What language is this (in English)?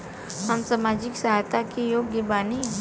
Bhojpuri